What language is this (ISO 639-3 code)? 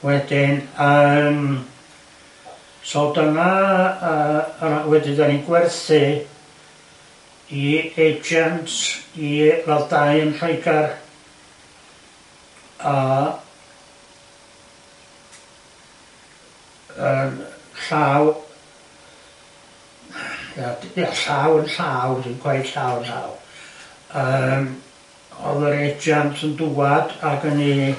cym